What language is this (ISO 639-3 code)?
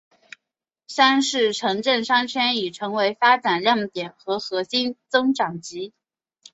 zho